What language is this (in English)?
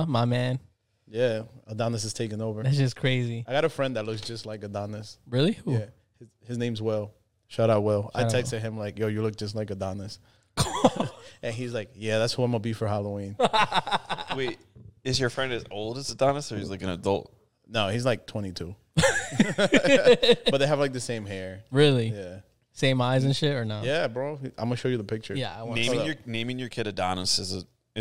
English